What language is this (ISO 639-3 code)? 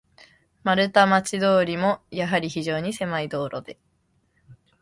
jpn